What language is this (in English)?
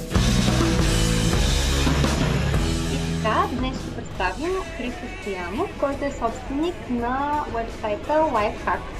Bulgarian